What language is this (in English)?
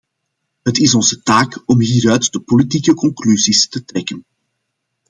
Dutch